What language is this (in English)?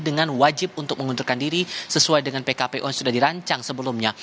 Indonesian